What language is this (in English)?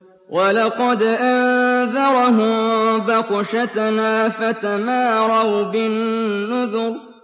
Arabic